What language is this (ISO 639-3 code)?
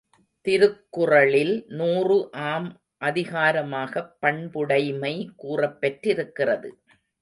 tam